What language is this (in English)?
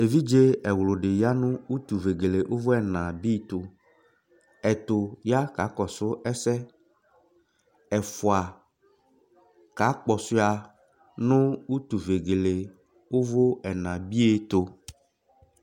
Ikposo